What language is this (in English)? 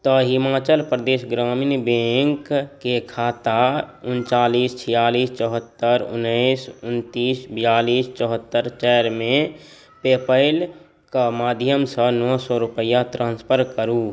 Maithili